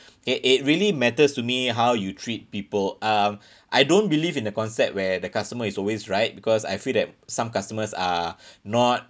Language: English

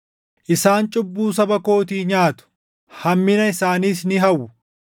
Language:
Oromo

